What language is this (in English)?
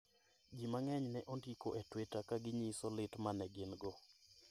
Luo (Kenya and Tanzania)